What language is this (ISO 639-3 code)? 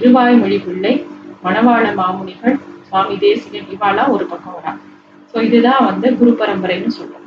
tam